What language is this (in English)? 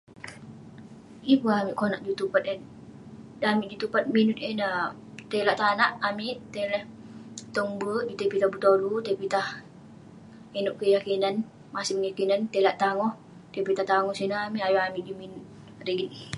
Western Penan